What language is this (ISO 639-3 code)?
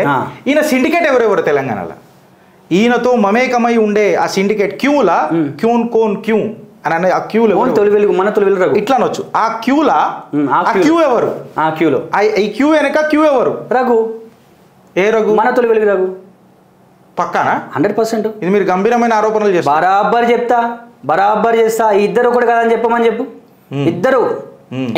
tel